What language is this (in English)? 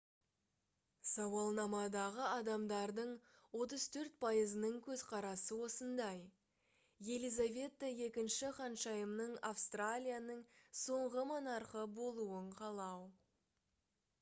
Kazakh